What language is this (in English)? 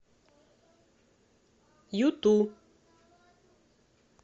Russian